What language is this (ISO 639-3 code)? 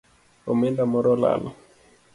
luo